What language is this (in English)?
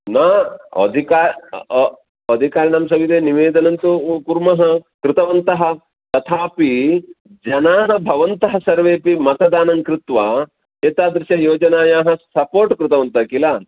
Sanskrit